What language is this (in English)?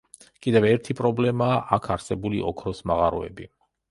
Georgian